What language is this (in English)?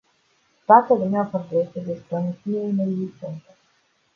Romanian